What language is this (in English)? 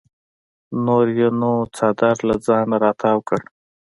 Pashto